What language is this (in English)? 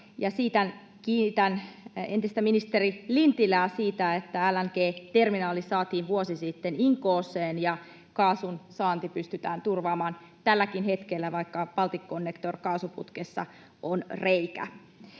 Finnish